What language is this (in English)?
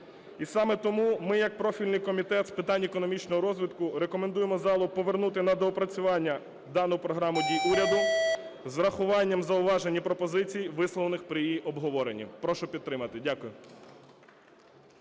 Ukrainian